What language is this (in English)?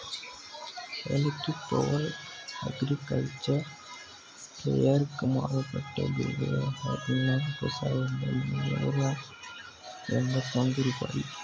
Kannada